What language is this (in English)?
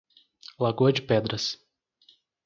Portuguese